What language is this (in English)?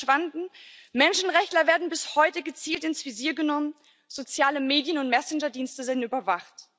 German